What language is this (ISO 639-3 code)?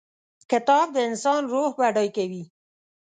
pus